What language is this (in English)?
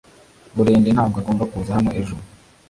Kinyarwanda